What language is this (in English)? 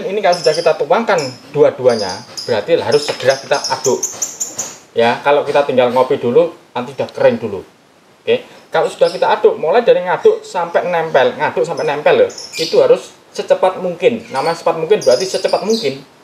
Indonesian